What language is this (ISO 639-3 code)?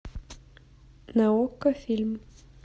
rus